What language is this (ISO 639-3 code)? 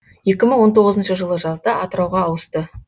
kaz